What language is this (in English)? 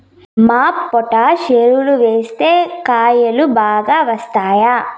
Telugu